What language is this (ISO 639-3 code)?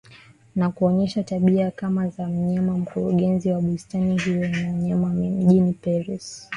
swa